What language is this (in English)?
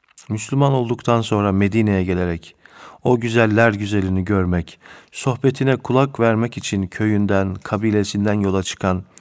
Turkish